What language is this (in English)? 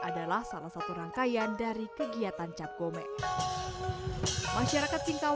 Indonesian